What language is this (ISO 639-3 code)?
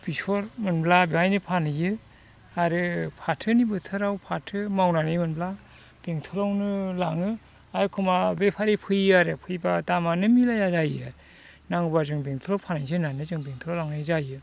brx